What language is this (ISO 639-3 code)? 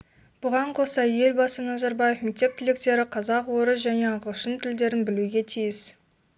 kaz